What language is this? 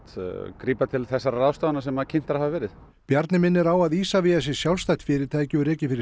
Icelandic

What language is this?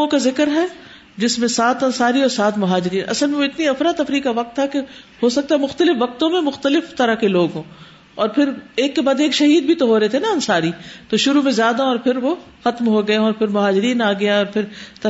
Urdu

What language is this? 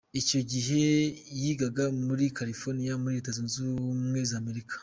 Kinyarwanda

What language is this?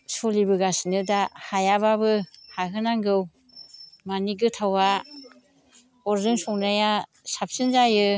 Bodo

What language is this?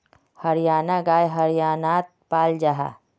Magahi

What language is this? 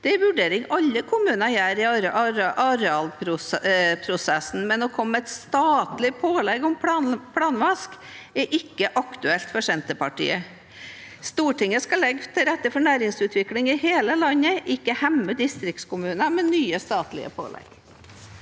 Norwegian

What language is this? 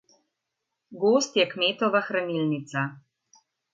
Slovenian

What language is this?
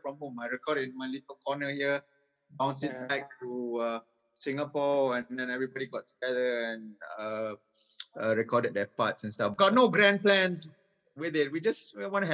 English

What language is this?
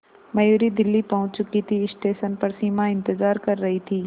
Hindi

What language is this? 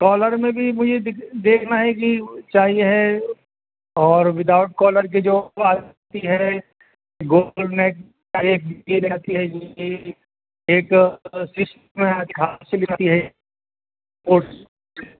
Urdu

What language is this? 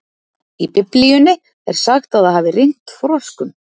Icelandic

